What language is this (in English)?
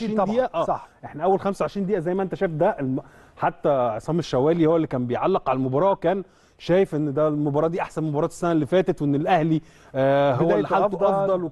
Arabic